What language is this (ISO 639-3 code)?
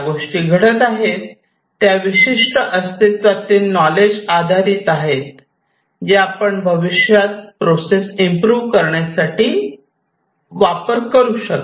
mar